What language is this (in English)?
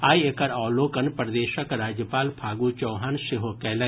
Maithili